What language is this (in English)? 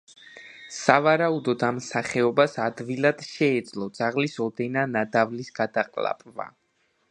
Georgian